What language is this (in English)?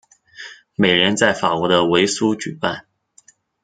Chinese